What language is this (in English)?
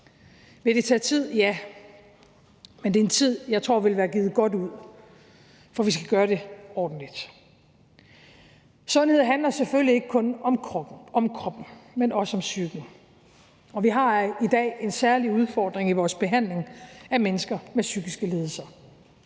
Danish